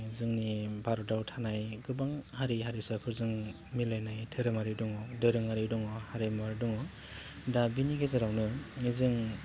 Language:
Bodo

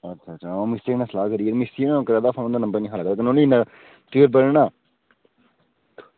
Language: Dogri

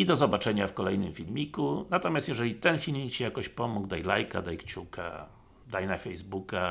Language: Polish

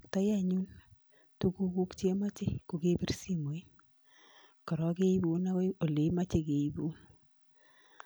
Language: Kalenjin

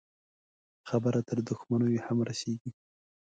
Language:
Pashto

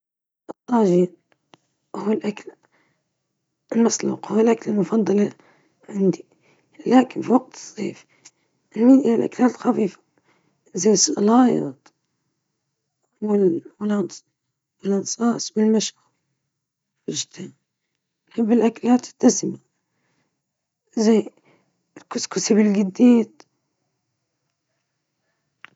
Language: Libyan Arabic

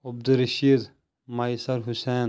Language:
Kashmiri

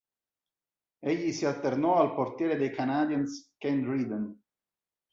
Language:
Italian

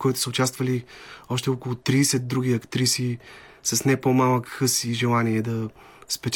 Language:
Bulgarian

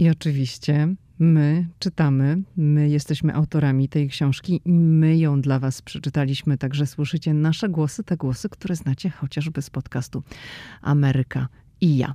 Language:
Polish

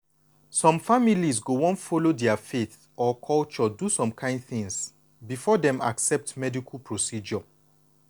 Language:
Nigerian Pidgin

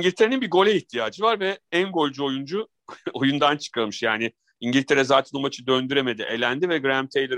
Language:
Turkish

